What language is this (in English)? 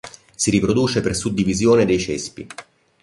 Italian